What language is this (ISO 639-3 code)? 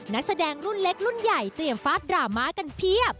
tha